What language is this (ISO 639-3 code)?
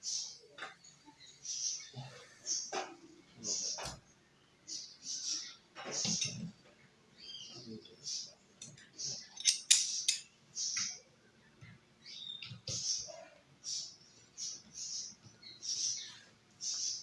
ind